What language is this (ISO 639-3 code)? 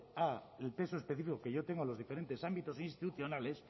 spa